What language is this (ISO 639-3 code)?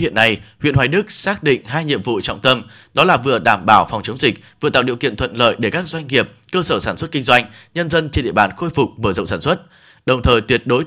vie